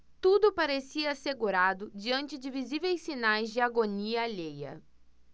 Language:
Portuguese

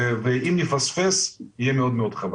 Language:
Hebrew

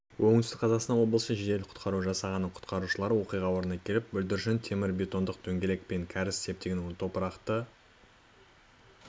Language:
Kazakh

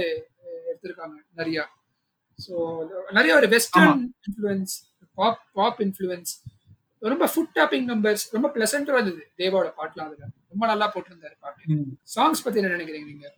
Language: Tamil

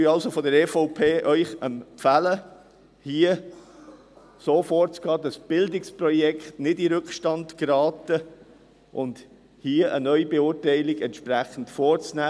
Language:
Swiss German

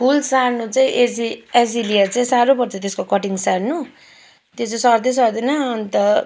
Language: Nepali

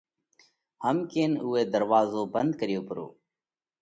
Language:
Parkari Koli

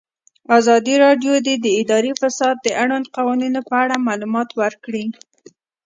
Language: Pashto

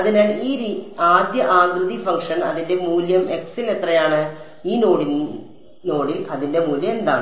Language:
Malayalam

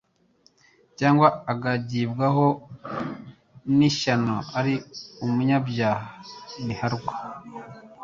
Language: Kinyarwanda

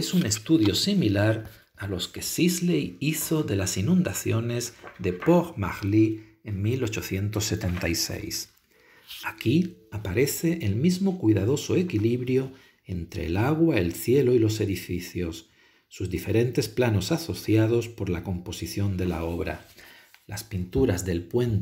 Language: Spanish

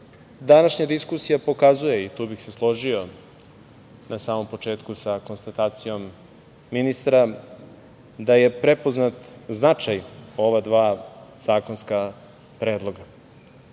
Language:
Serbian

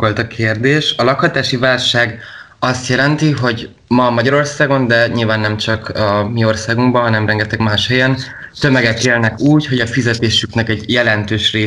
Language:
Hungarian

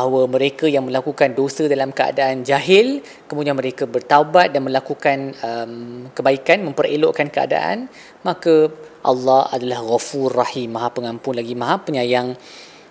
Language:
Malay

